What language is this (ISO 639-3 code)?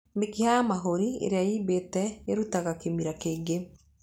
kik